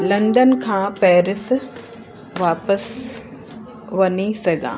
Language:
Sindhi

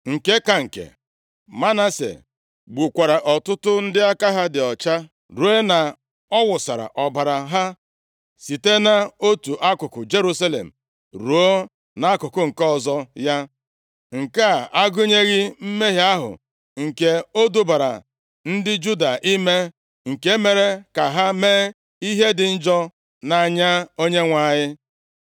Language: Igbo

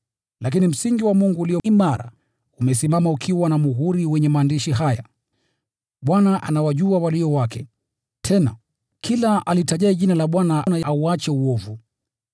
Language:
Swahili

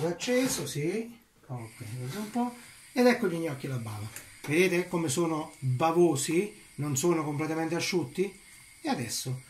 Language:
Italian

